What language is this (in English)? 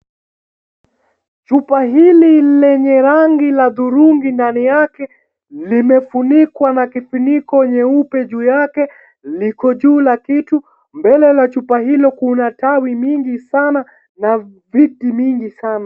Swahili